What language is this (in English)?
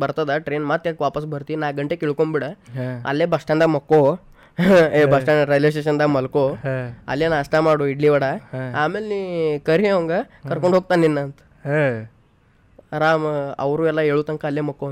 Kannada